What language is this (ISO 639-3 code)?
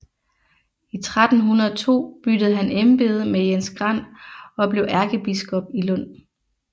dan